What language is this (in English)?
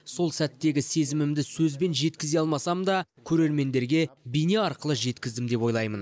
Kazakh